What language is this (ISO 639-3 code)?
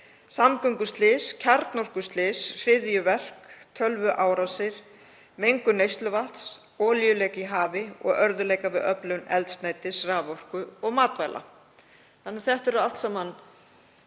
isl